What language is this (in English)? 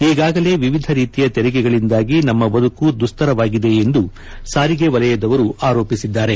Kannada